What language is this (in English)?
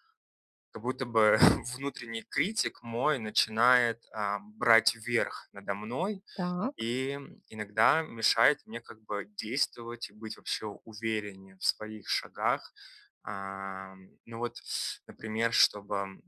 Russian